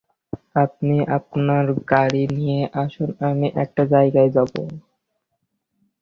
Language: Bangla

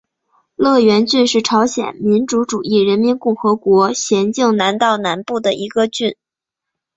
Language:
Chinese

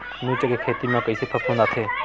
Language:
Chhattisgarhi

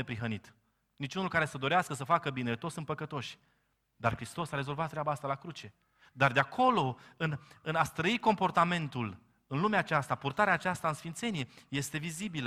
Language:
Romanian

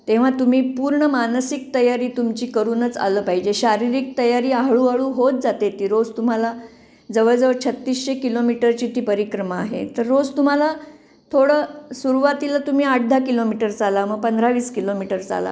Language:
Marathi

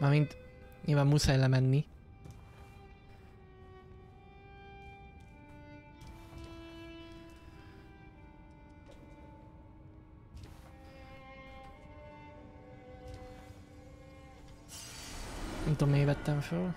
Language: Hungarian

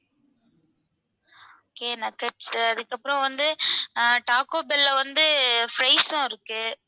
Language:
Tamil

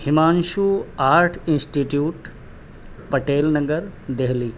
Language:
Urdu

